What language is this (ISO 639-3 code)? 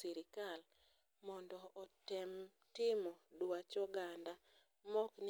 luo